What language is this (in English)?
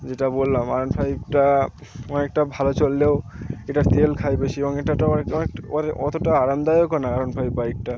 Bangla